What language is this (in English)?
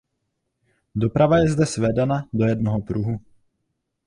Czech